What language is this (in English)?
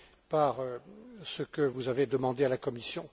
French